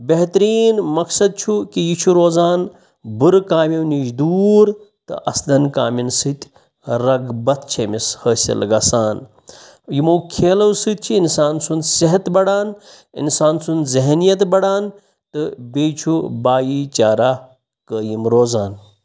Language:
Kashmiri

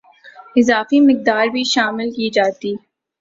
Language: Urdu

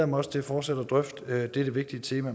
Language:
Danish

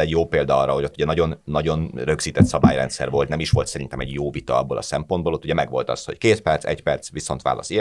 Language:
Hungarian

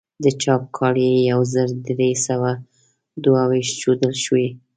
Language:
Pashto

